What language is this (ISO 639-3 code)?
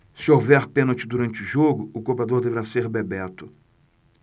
por